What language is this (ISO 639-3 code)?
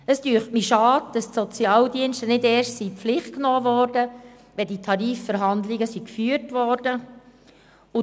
gsw